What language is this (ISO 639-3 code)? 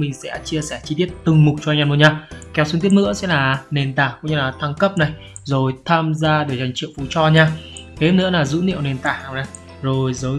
vie